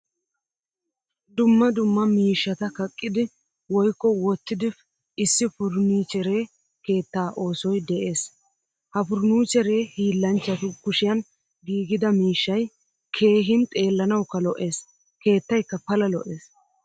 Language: Wolaytta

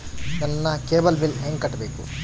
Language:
Kannada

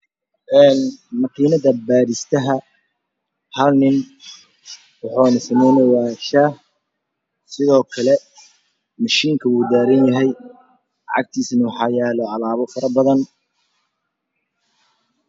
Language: Somali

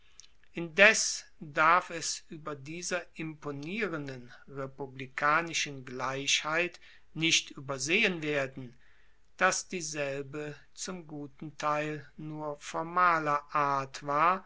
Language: German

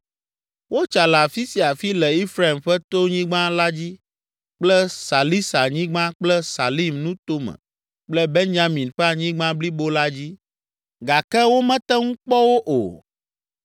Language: Ewe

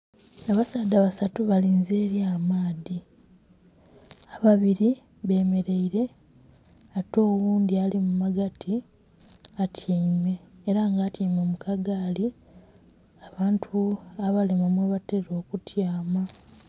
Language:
Soga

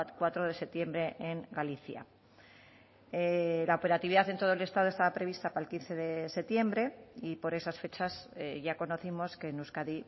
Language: Spanish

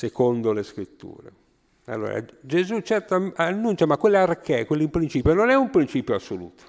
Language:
Italian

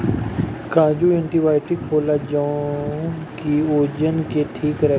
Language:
Bhojpuri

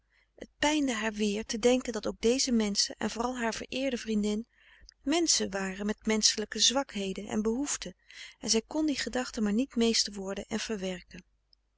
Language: Dutch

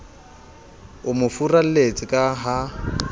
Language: Southern Sotho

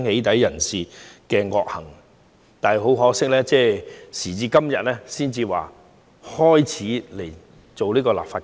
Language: Cantonese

